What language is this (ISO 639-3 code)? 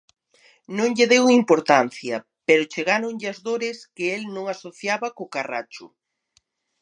glg